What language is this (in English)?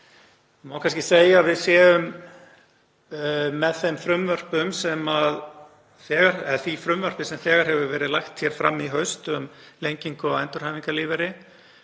Icelandic